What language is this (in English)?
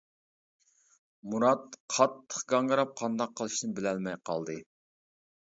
Uyghur